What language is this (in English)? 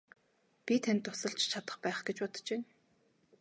Mongolian